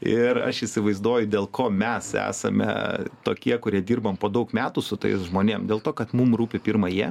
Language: Lithuanian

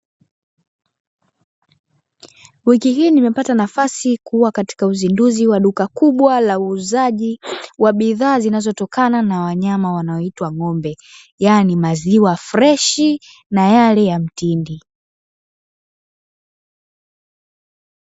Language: Swahili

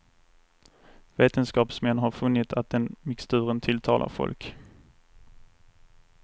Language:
Swedish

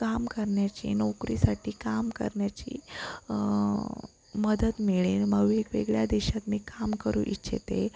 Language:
Marathi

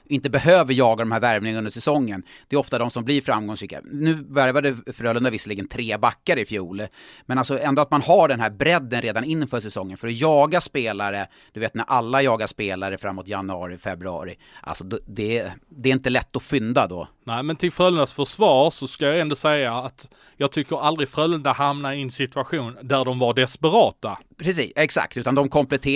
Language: Swedish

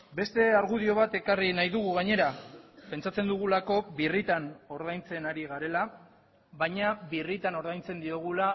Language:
Basque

